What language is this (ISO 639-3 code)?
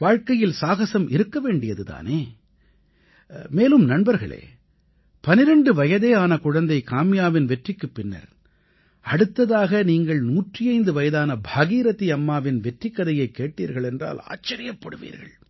tam